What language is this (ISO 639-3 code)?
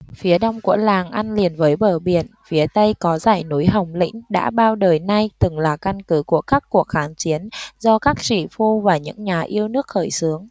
vie